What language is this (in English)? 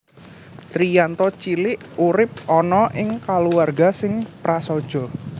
Javanese